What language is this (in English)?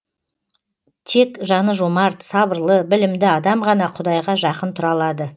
Kazakh